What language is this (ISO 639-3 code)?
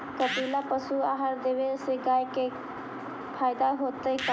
mag